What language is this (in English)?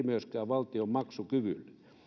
Finnish